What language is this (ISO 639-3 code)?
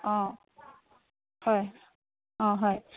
asm